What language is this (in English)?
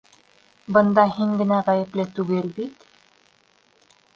Bashkir